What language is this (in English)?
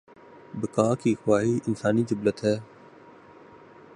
Urdu